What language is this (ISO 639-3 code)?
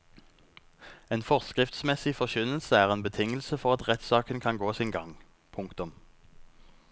nor